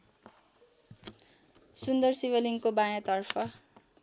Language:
Nepali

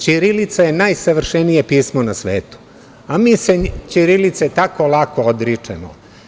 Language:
Serbian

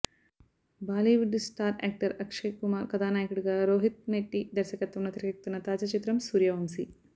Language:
Telugu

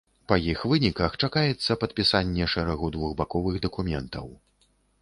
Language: Belarusian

